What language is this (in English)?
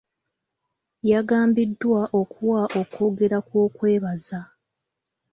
Ganda